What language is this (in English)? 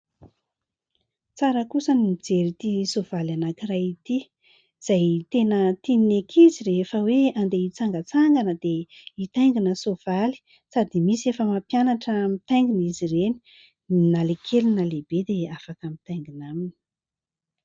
Malagasy